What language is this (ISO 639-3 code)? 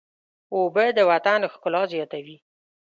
pus